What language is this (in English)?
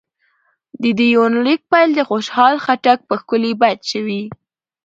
Pashto